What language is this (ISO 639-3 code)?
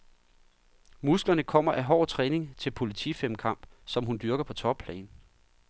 dan